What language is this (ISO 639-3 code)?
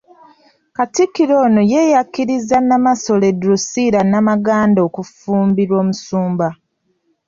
lug